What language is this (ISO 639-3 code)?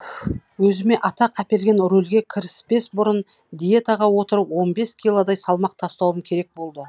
kaz